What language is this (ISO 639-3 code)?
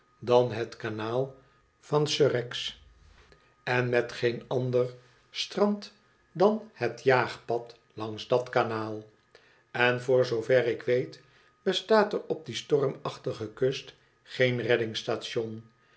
nld